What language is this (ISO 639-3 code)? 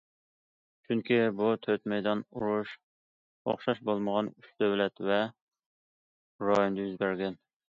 uig